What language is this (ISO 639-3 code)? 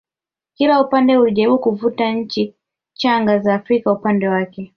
swa